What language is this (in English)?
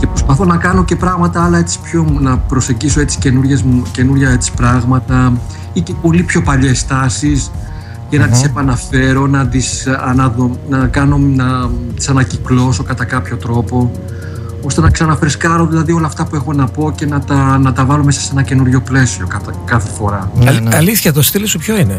Greek